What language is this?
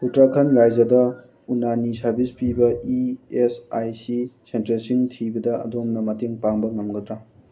Manipuri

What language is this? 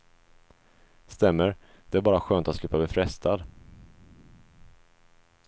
Swedish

